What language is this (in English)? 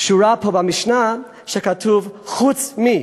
Hebrew